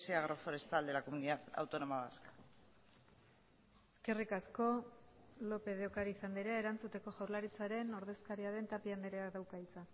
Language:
Basque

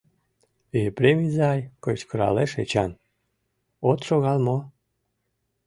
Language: Mari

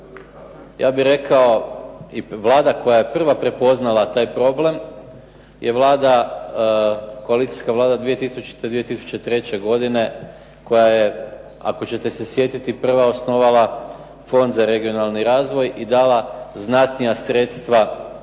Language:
Croatian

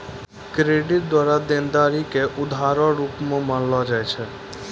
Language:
Maithili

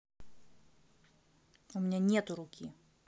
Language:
Russian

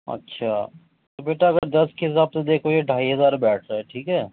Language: Urdu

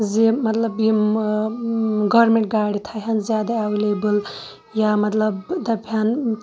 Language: Kashmiri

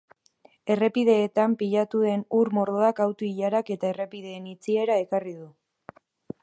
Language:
Basque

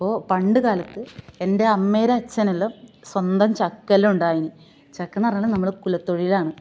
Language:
Malayalam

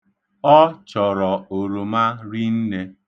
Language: Igbo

